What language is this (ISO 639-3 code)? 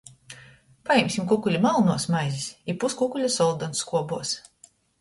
ltg